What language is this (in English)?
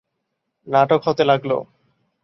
Bangla